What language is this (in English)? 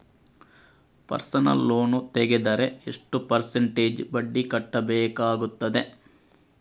Kannada